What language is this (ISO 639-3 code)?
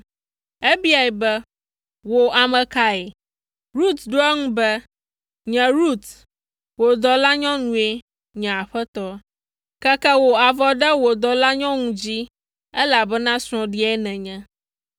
ewe